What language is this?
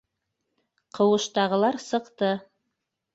Bashkir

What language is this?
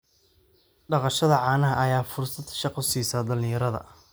Somali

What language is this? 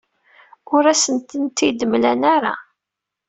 Kabyle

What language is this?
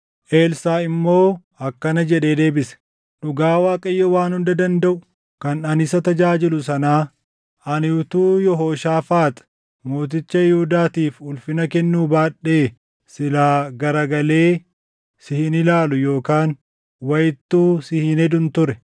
Oromo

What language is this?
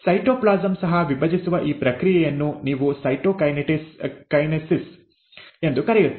Kannada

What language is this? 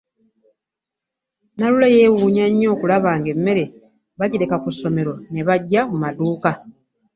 Ganda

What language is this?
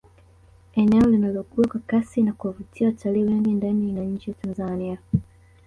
Swahili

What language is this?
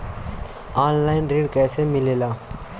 Bhojpuri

